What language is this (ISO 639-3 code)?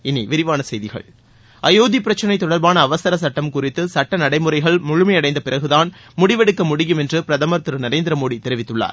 tam